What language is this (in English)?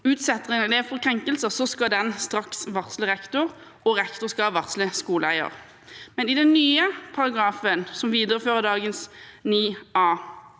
Norwegian